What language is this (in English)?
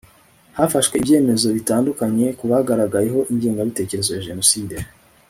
Kinyarwanda